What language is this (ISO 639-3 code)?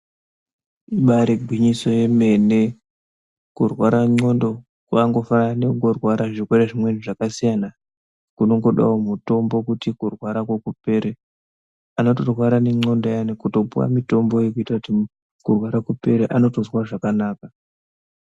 ndc